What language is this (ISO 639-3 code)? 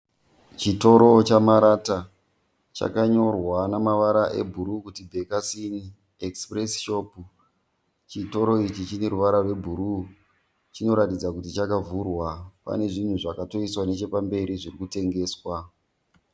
sna